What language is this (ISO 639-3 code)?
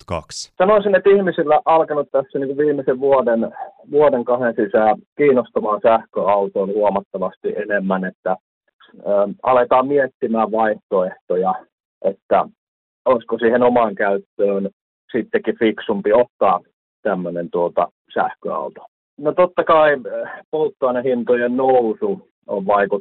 fin